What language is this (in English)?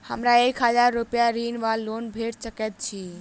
Maithili